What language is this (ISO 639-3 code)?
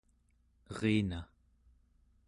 esu